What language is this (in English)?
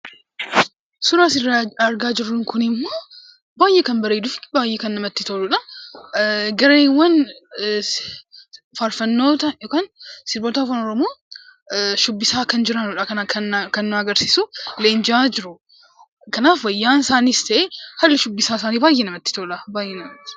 Oromo